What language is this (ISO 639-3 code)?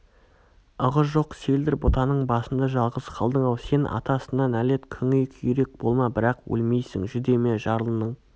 kaz